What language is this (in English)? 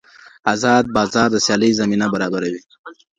Pashto